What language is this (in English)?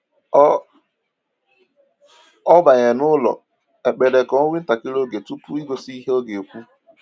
Igbo